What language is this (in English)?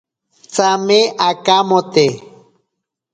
Ashéninka Perené